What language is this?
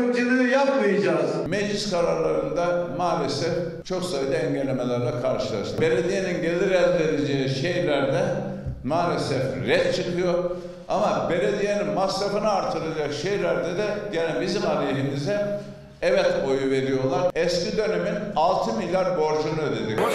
Turkish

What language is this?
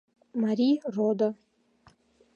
Mari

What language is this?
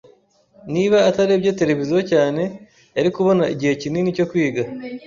Kinyarwanda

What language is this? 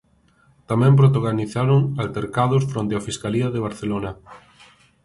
Galician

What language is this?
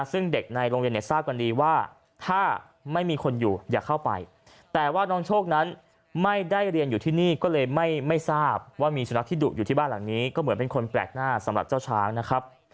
Thai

